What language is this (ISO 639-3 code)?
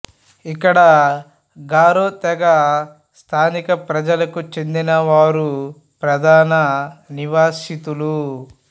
tel